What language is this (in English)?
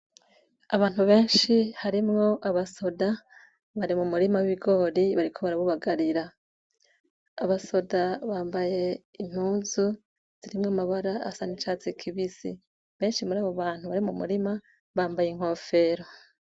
Rundi